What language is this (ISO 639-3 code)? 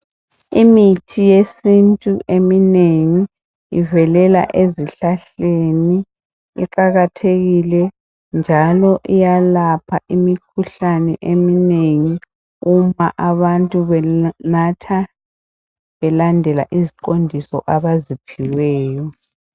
nde